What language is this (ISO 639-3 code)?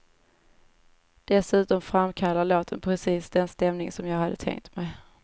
swe